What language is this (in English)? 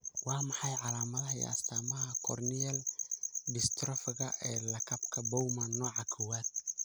Somali